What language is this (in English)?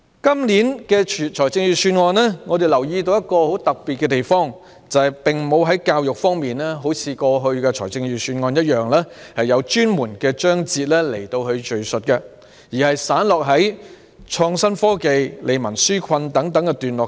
Cantonese